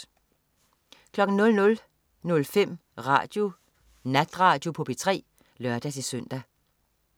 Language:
Danish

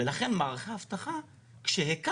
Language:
Hebrew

